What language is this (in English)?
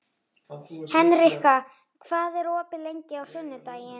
Icelandic